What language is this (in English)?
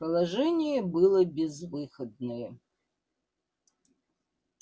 Russian